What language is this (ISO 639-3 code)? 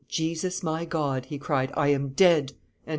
eng